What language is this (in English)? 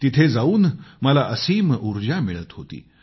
Marathi